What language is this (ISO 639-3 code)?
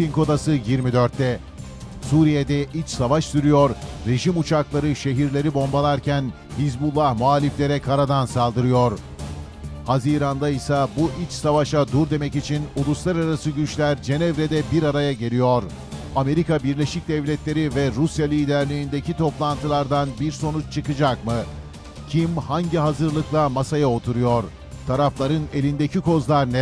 tur